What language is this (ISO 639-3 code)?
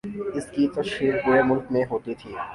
urd